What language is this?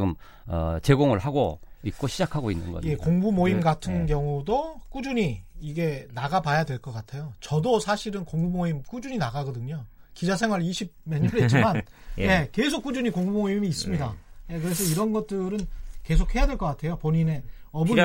Korean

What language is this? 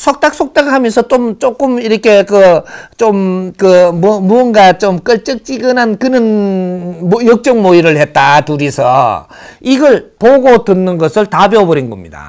Korean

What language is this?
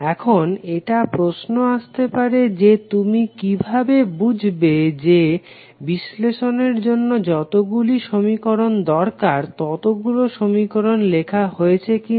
Bangla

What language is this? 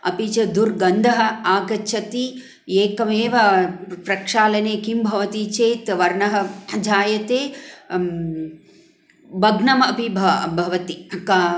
Sanskrit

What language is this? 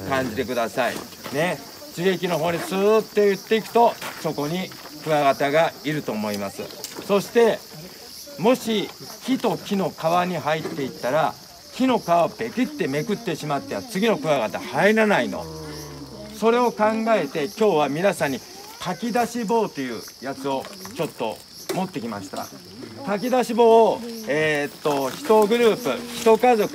Japanese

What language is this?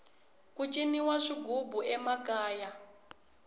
Tsonga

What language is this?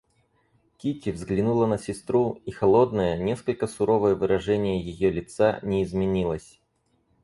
Russian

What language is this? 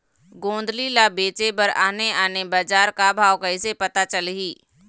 Chhattisgarhi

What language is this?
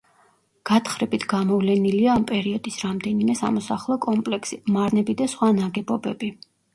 Georgian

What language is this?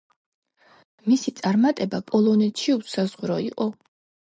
Georgian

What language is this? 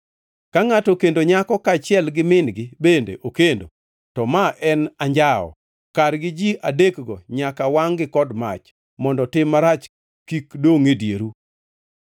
Luo (Kenya and Tanzania)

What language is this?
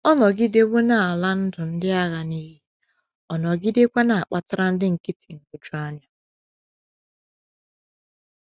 Igbo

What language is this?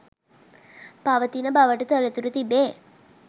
Sinhala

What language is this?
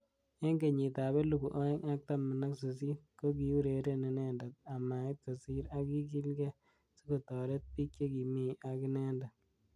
Kalenjin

